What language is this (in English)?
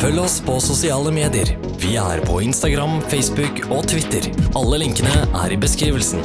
Norwegian